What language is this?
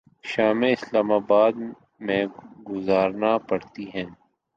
Urdu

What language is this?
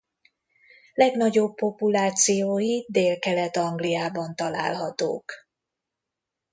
Hungarian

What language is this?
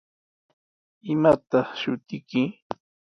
Sihuas Ancash Quechua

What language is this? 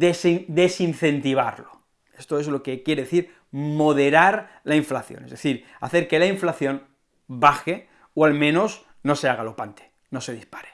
Spanish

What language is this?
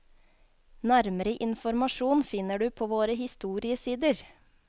Norwegian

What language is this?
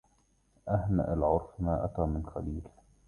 Arabic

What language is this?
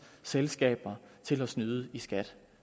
Danish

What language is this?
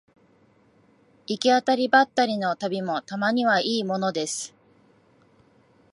Japanese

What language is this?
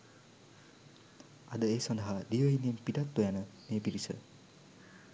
Sinhala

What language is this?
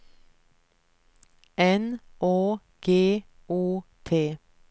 Swedish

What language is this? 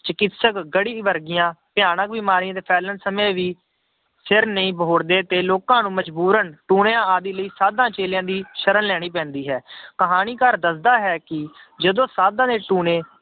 Punjabi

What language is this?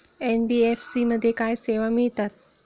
Marathi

